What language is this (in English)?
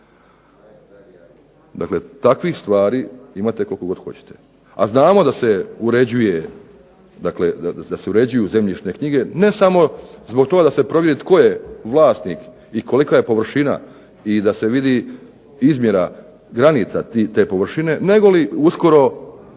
Croatian